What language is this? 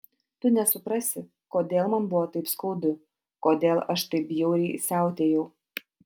Lithuanian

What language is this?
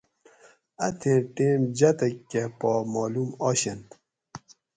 Gawri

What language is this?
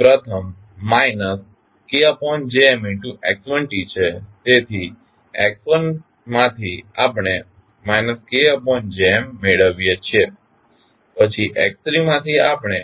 Gujarati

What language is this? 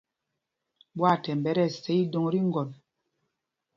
Mpumpong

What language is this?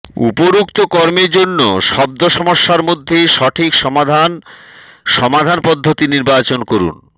Bangla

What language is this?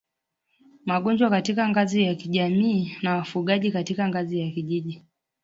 Swahili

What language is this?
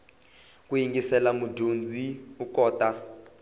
Tsonga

